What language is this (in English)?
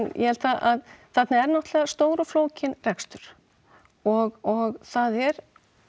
Icelandic